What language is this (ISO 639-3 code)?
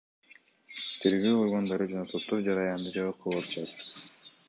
kir